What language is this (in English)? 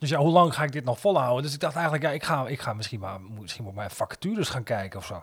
Dutch